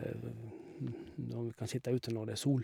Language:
Norwegian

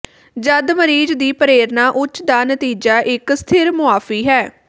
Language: Punjabi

